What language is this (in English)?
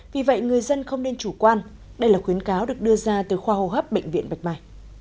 Vietnamese